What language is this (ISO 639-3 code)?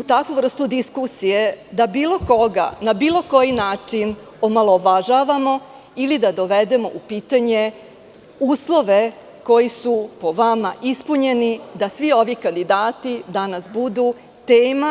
srp